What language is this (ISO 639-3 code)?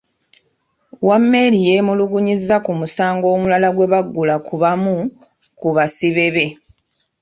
lug